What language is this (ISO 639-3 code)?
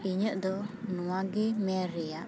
sat